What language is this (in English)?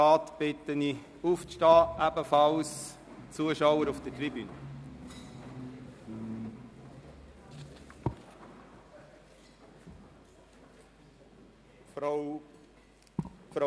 Swiss German